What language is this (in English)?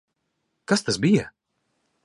Latvian